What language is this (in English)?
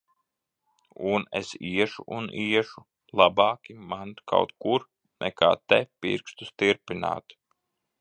Latvian